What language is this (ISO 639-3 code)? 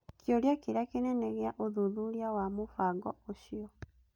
kik